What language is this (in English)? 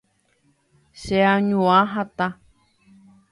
Guarani